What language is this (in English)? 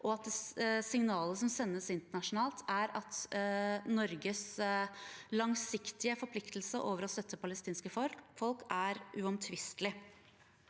Norwegian